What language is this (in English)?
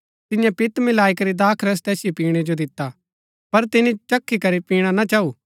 Gaddi